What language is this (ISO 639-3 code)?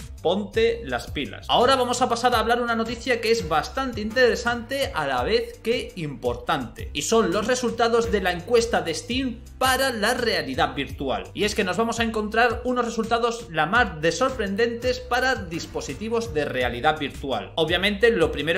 spa